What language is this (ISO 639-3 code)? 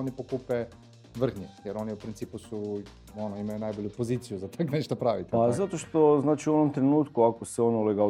hrv